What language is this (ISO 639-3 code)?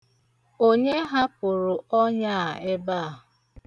ibo